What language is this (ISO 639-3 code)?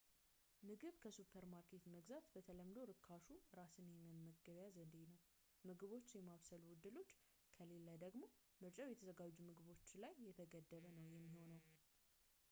amh